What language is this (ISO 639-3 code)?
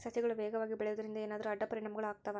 kan